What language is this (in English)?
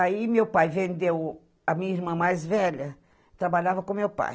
Portuguese